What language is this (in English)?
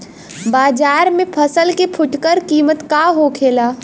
Bhojpuri